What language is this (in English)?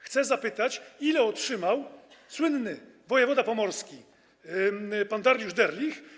Polish